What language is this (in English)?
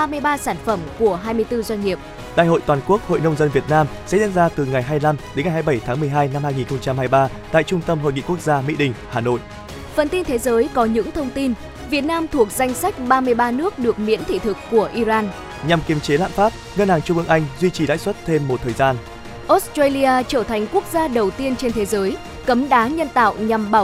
Vietnamese